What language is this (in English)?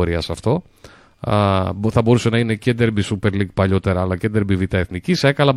Greek